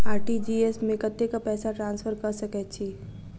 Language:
Maithili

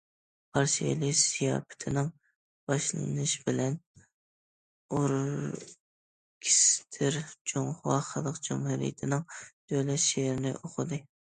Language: Uyghur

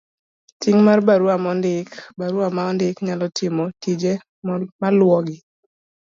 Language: Luo (Kenya and Tanzania)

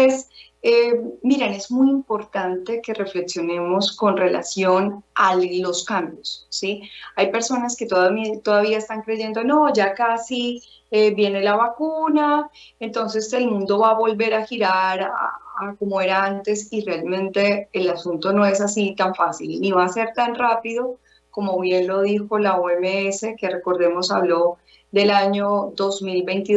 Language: Spanish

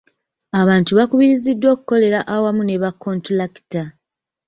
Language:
Ganda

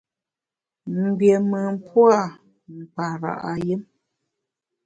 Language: Bamun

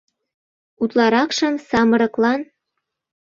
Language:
Mari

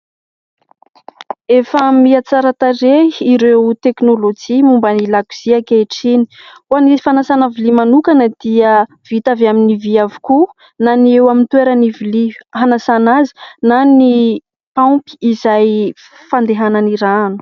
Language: Malagasy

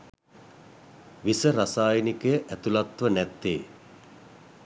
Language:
Sinhala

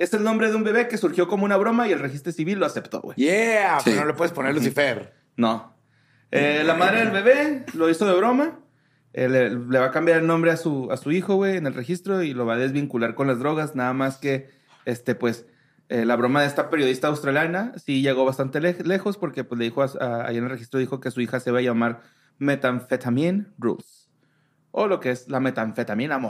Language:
Spanish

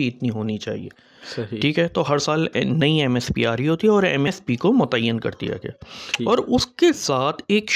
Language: Urdu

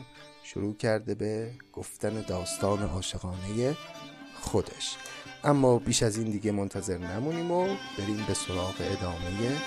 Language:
Persian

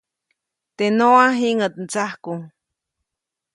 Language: Copainalá Zoque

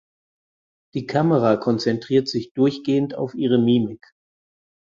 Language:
German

